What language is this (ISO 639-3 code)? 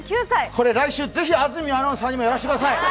jpn